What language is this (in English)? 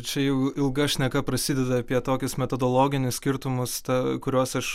Lithuanian